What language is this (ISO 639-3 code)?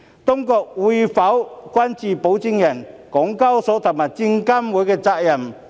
yue